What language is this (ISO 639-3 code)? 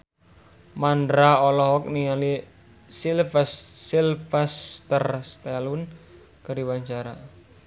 sun